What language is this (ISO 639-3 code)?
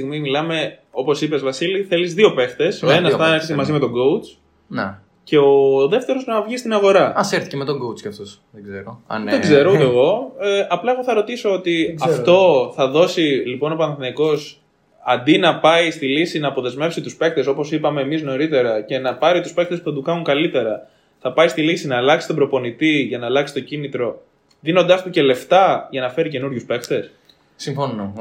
ell